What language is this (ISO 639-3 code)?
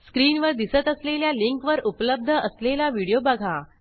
mar